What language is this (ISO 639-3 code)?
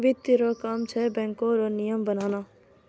mai